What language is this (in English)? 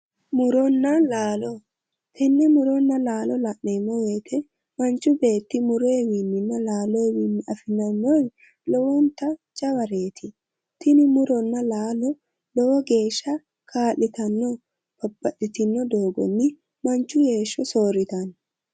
Sidamo